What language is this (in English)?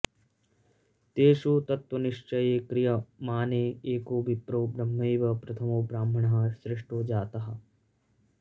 Sanskrit